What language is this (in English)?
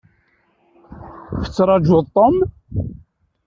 Kabyle